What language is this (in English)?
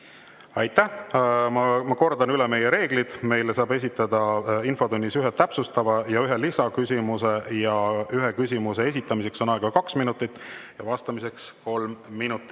Estonian